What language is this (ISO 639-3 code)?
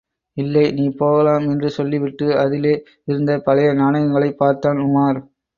tam